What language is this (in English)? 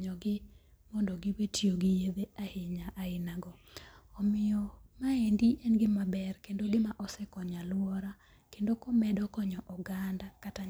Luo (Kenya and Tanzania)